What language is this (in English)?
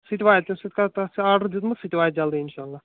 Kashmiri